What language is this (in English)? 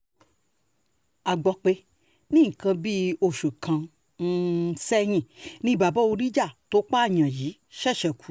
Yoruba